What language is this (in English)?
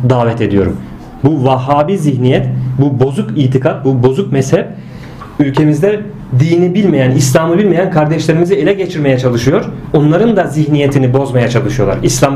Turkish